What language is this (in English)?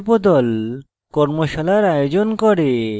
Bangla